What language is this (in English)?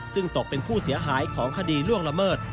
Thai